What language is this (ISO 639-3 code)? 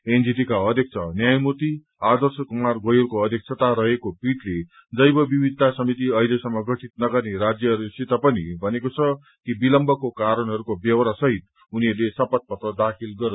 nep